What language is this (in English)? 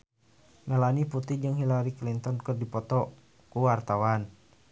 Sundanese